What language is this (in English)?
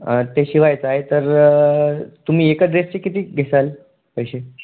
Marathi